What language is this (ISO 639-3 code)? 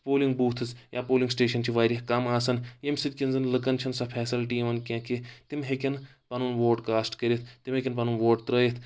kas